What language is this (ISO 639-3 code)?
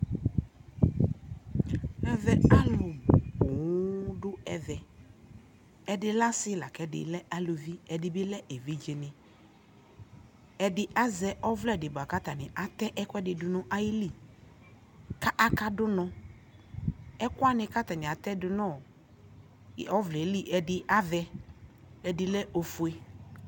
kpo